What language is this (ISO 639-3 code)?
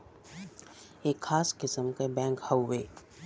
bho